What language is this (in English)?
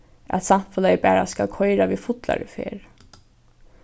Faroese